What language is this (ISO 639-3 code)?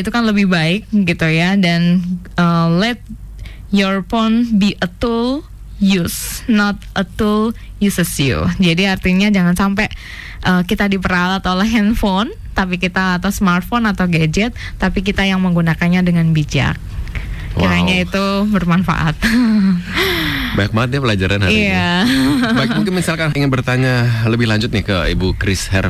ind